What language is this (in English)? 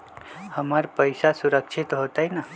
Magahi